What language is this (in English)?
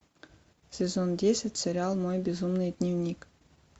Russian